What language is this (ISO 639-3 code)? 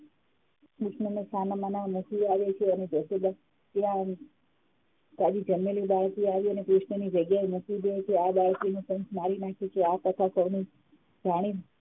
guj